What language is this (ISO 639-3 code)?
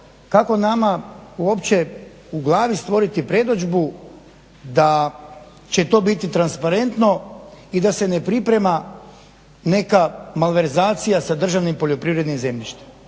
hrv